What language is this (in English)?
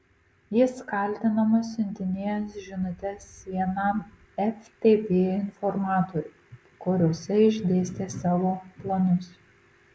Lithuanian